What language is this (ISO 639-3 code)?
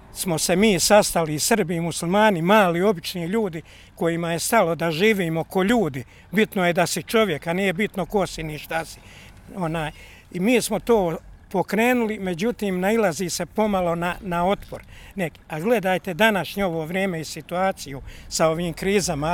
hrv